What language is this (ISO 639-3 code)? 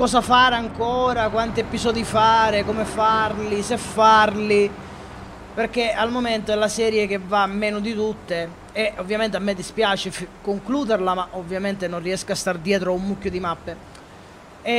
ita